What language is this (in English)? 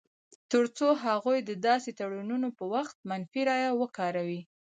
Pashto